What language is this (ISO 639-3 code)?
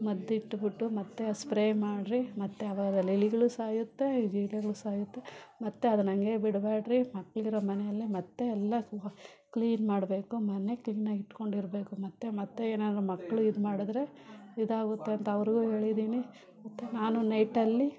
kan